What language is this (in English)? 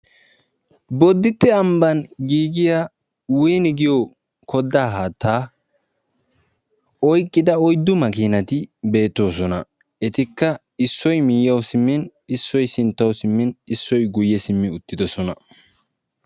Wolaytta